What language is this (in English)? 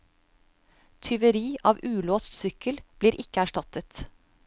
Norwegian